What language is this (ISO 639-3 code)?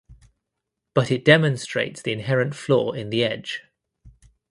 eng